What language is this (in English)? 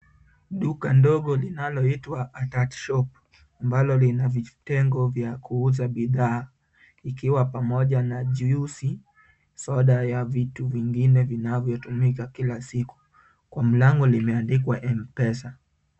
Swahili